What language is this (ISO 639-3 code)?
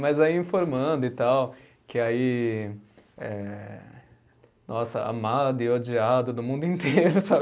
por